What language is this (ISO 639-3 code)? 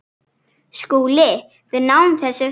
isl